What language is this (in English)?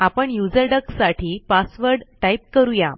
Marathi